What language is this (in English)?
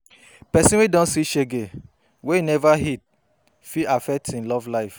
Nigerian Pidgin